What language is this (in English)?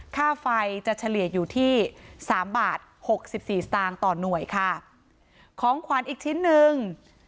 Thai